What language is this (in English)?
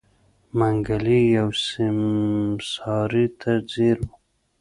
Pashto